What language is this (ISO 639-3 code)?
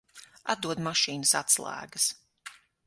lav